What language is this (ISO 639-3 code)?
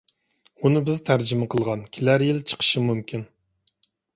uig